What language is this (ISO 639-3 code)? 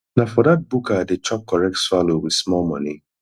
pcm